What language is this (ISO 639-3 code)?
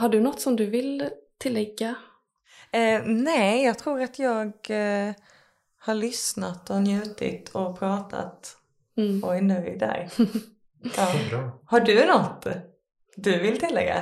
swe